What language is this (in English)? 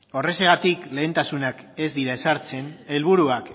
Basque